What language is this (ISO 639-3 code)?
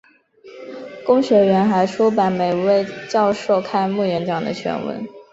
zho